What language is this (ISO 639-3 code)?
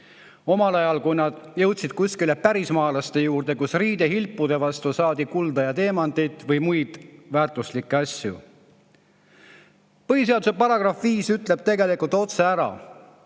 est